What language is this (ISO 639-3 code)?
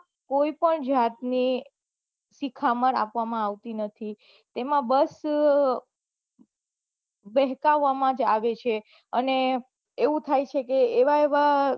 guj